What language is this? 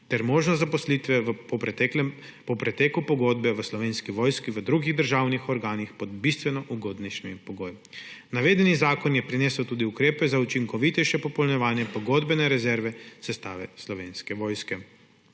Slovenian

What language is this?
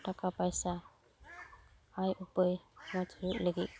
Santali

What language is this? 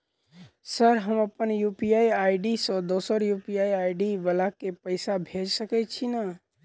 Maithili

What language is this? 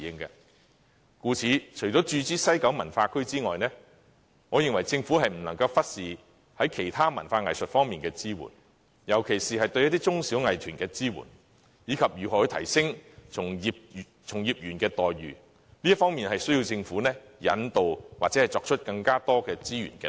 Cantonese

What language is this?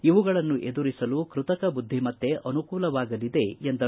Kannada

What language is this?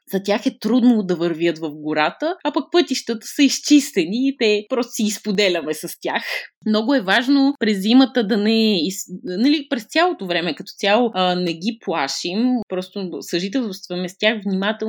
Bulgarian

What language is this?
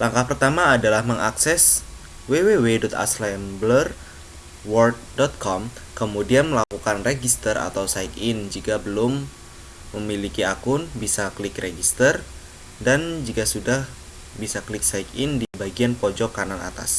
Indonesian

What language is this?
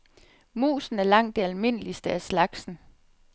Danish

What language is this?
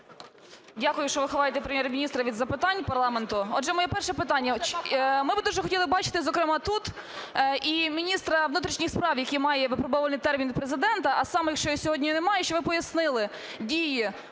Ukrainian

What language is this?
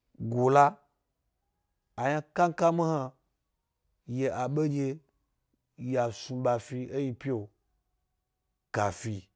Gbari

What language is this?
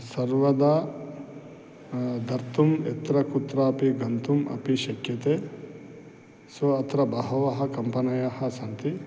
Sanskrit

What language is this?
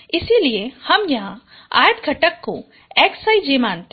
Hindi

